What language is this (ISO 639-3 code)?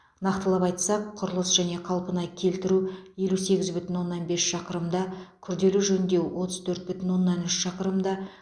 kaz